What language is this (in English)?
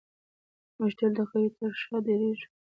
Pashto